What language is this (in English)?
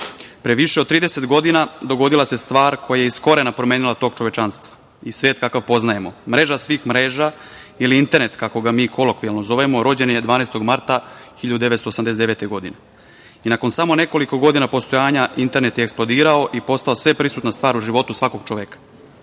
Serbian